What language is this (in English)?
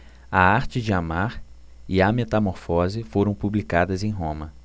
Portuguese